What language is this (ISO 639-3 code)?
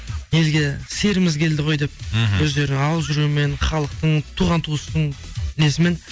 kaz